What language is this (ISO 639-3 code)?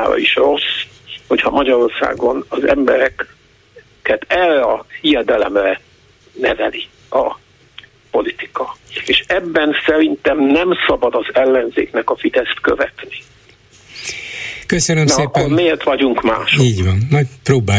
hun